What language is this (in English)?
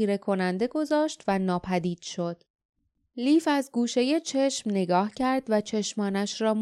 Persian